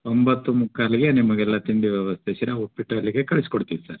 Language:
Kannada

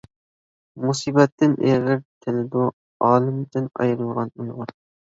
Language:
Uyghur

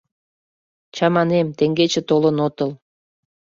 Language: Mari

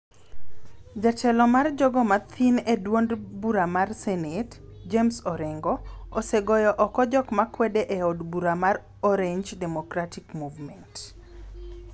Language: Luo (Kenya and Tanzania)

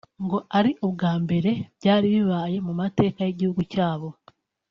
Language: Kinyarwanda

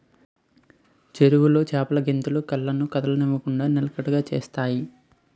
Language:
Telugu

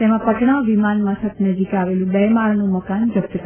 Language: Gujarati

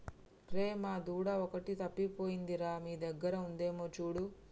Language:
Telugu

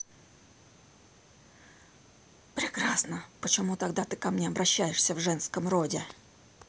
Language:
Russian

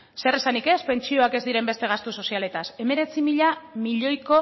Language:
Basque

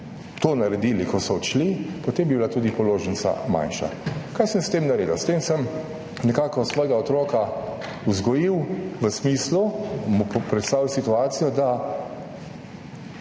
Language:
Slovenian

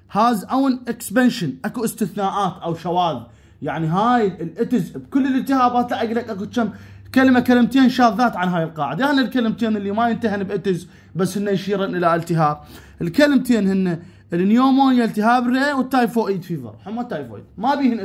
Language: Arabic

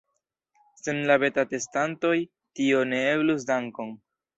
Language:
Esperanto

